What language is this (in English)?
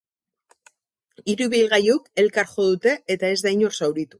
Basque